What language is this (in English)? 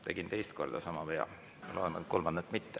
Estonian